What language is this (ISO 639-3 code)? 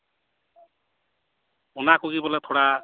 sat